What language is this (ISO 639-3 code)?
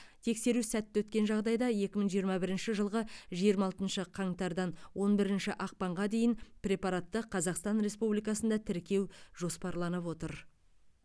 kaz